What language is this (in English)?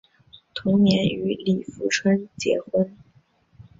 Chinese